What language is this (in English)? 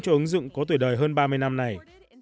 Vietnamese